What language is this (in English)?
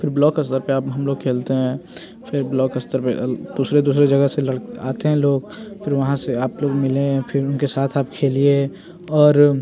Hindi